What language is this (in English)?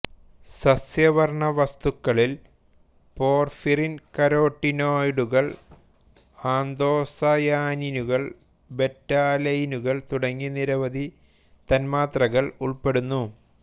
Malayalam